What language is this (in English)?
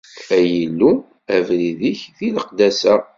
Kabyle